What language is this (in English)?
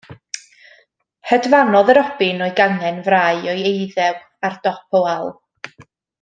Welsh